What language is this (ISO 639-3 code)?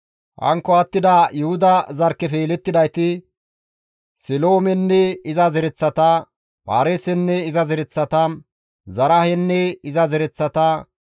gmv